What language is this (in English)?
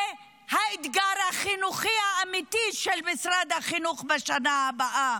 Hebrew